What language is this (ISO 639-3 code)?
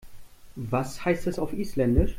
deu